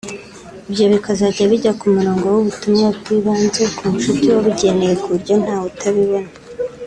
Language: Kinyarwanda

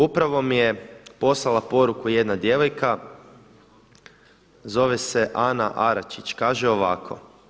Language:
Croatian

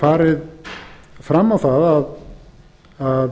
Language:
Icelandic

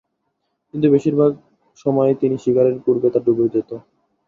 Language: Bangla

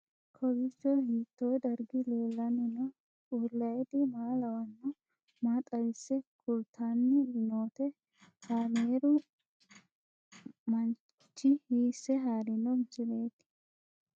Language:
Sidamo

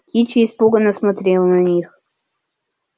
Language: Russian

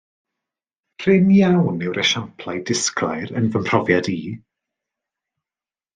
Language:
Welsh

